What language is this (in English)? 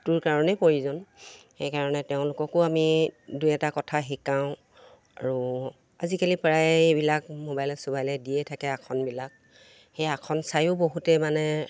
Assamese